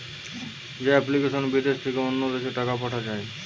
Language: Bangla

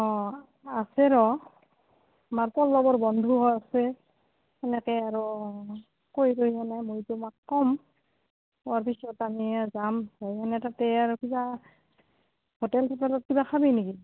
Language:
Assamese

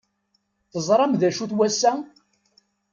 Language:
Kabyle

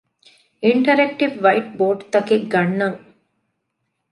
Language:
Divehi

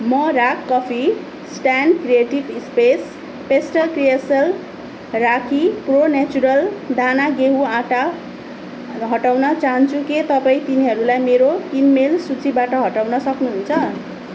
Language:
Nepali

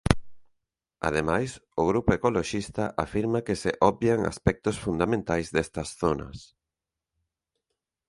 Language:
Galician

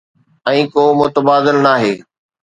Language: Sindhi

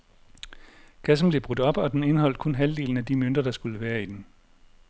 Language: Danish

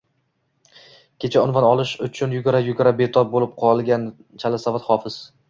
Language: Uzbek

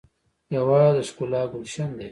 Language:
Pashto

